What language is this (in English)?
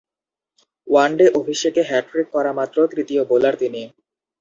Bangla